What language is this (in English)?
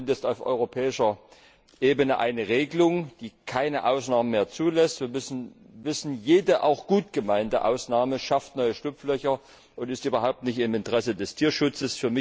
German